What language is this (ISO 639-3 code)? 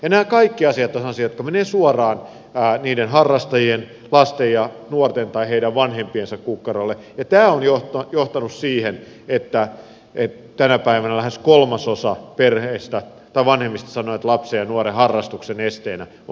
fin